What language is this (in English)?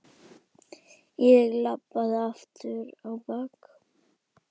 Icelandic